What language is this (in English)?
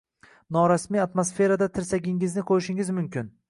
Uzbek